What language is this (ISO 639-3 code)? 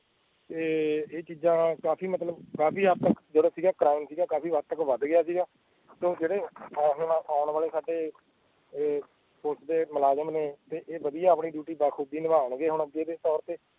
pan